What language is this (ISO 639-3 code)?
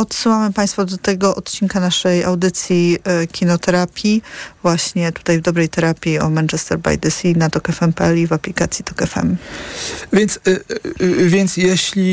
pol